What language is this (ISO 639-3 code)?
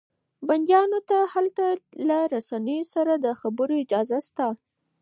pus